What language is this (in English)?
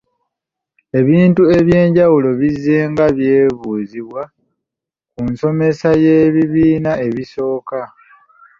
Ganda